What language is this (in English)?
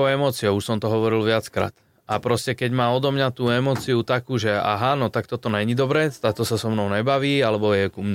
Slovak